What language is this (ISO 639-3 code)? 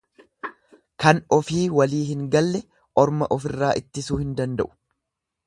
orm